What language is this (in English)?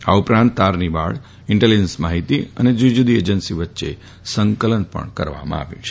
Gujarati